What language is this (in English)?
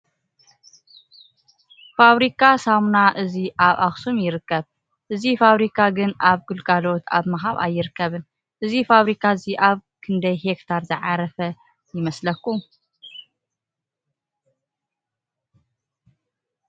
Tigrinya